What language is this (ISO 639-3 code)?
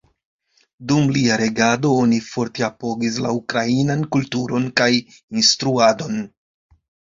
epo